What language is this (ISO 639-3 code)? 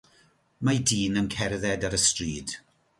cym